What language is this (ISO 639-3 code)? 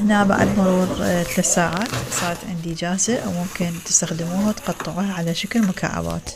ara